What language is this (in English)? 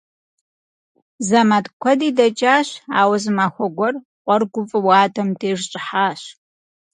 Kabardian